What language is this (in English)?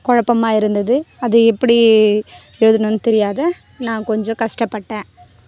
Tamil